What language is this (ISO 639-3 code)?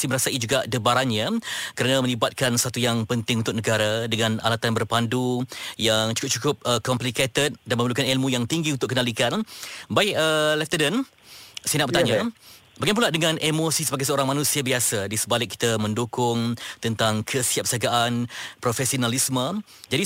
msa